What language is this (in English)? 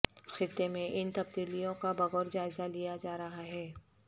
Urdu